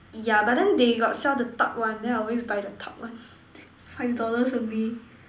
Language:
English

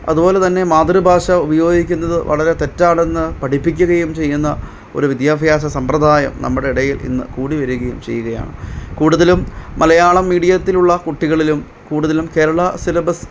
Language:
Malayalam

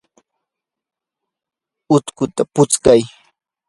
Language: Yanahuanca Pasco Quechua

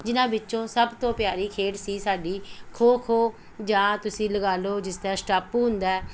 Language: Punjabi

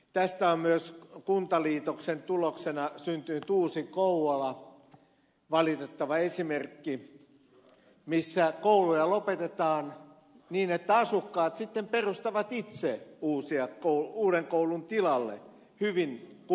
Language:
Finnish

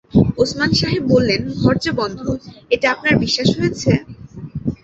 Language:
Bangla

